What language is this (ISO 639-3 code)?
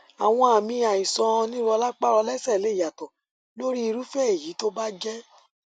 yor